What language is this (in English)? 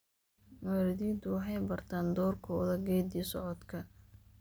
Somali